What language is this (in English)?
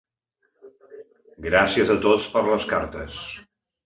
Catalan